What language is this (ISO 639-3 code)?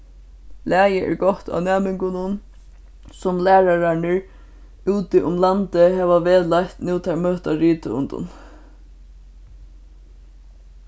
fao